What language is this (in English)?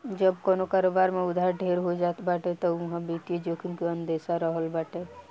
Bhojpuri